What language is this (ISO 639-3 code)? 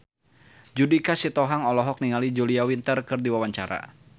sun